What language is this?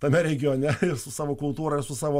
Lithuanian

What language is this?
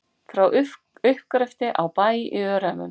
Icelandic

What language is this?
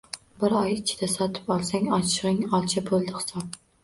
Uzbek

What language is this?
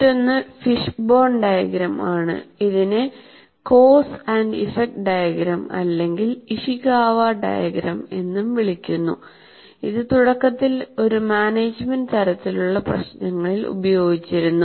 Malayalam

